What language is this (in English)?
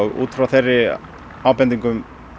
Icelandic